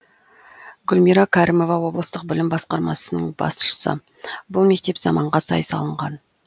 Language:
Kazakh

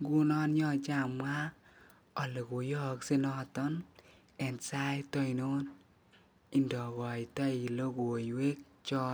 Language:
Kalenjin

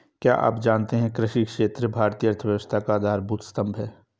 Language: Hindi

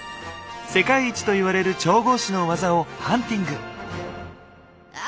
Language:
Japanese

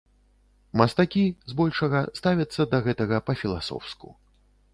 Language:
Belarusian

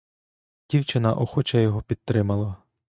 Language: Ukrainian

